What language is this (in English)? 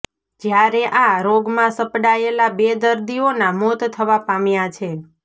Gujarati